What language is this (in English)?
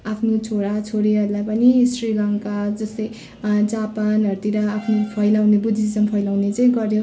Nepali